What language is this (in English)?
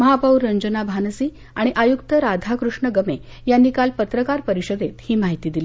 Marathi